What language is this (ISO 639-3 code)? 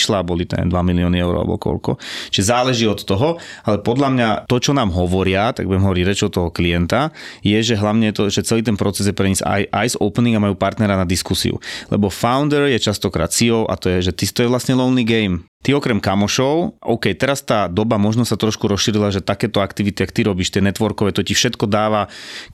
slk